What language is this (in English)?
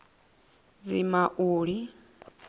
Venda